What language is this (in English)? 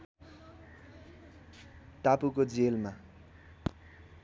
Nepali